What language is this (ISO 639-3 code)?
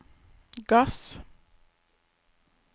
nor